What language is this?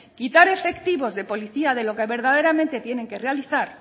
Spanish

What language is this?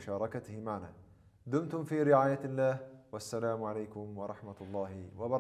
Arabic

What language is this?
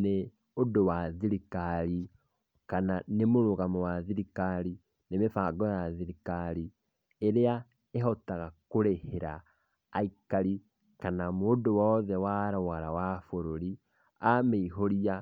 Kikuyu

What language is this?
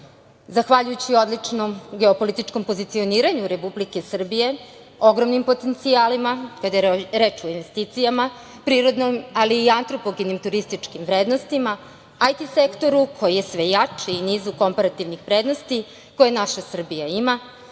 Serbian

